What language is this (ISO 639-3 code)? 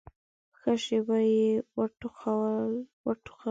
pus